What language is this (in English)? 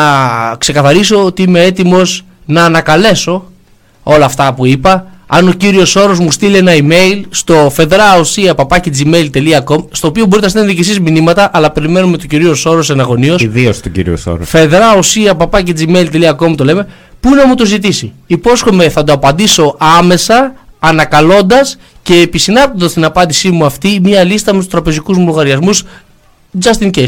Greek